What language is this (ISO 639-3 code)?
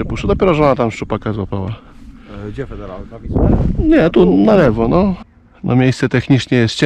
pol